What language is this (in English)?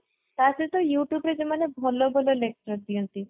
Odia